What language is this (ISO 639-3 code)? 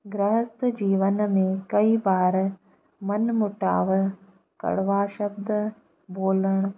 snd